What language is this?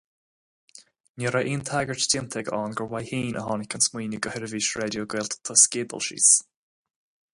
Irish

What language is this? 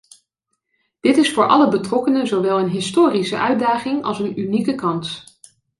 Dutch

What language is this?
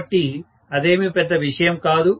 Telugu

